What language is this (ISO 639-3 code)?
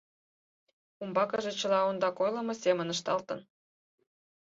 chm